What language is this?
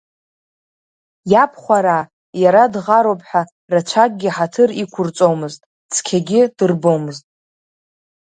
Abkhazian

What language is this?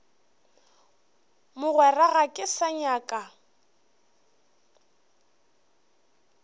Northern Sotho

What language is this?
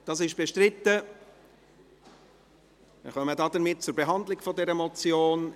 Swiss German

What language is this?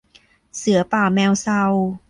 Thai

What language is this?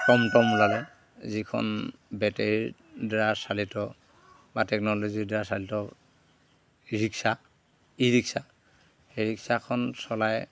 Assamese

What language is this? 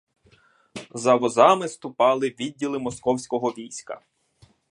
Ukrainian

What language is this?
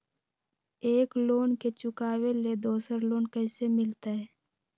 Magahi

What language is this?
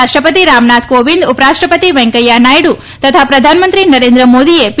Gujarati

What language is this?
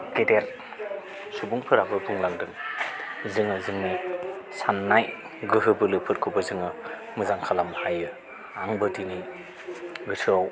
Bodo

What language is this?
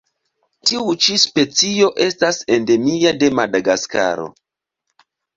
Esperanto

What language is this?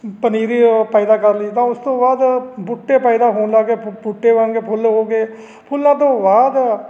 Punjabi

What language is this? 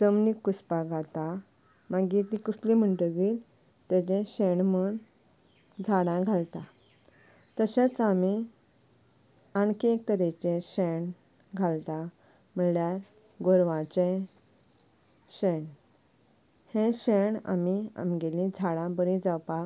Konkani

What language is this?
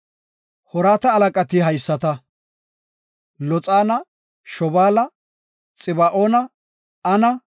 Gofa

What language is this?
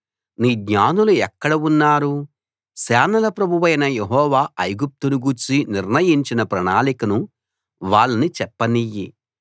Telugu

